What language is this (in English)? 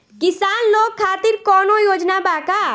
Bhojpuri